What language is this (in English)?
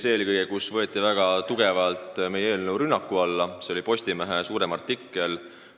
Estonian